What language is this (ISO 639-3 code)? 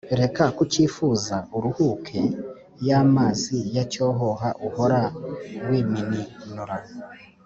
kin